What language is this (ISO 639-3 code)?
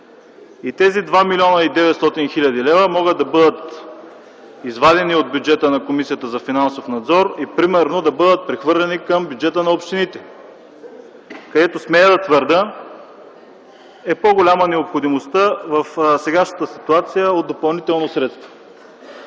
bul